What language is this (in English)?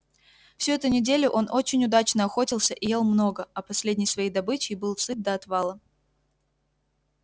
Russian